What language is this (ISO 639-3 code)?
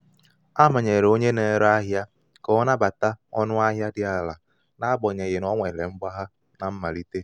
ibo